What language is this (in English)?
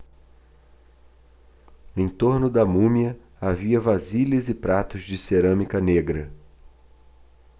Portuguese